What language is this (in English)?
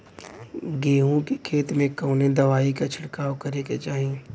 Bhojpuri